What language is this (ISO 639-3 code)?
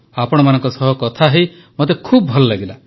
ori